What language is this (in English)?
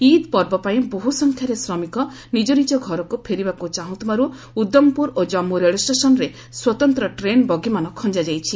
Odia